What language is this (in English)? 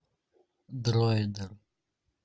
Russian